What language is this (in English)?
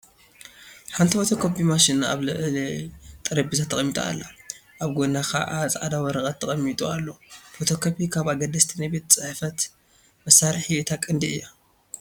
Tigrinya